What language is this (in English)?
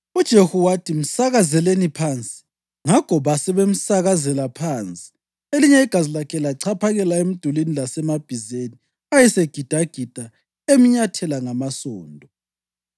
North Ndebele